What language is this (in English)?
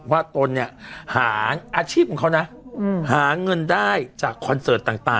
Thai